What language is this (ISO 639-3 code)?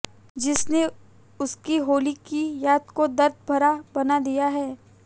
hin